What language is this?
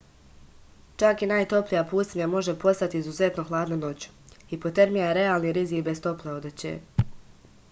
Serbian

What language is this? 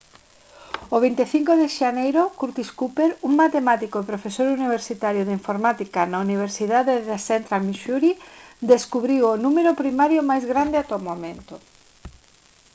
Galician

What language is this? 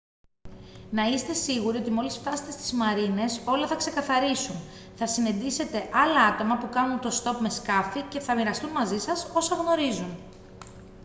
Greek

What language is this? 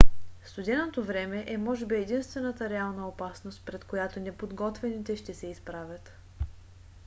Bulgarian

